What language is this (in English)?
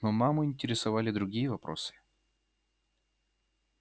Russian